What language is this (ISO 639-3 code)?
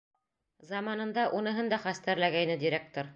bak